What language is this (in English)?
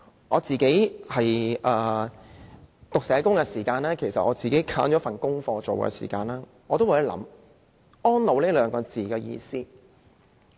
Cantonese